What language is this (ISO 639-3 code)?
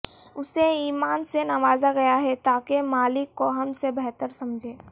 urd